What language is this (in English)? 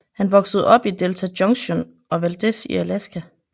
Danish